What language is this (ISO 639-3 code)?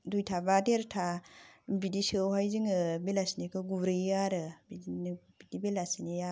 brx